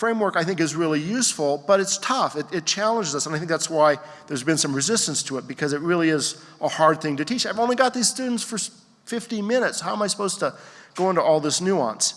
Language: English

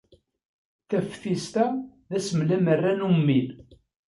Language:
Kabyle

